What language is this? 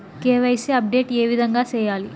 Telugu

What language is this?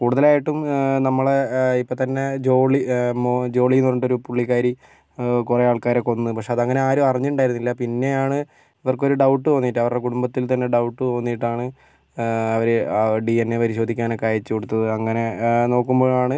Malayalam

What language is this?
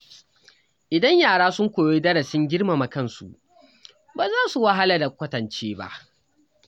Hausa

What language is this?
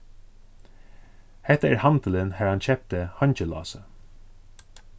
Faroese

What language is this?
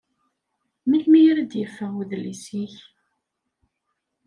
Kabyle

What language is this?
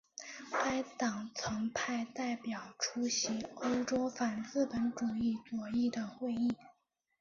Chinese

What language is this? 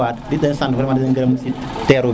Serer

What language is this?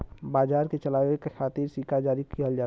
Bhojpuri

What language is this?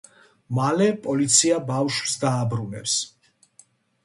Georgian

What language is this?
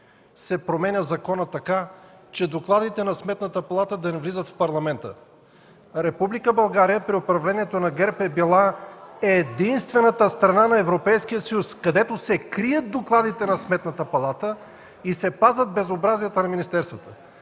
Bulgarian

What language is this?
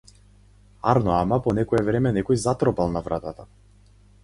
Macedonian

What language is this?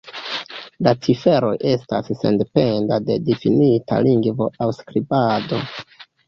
Esperanto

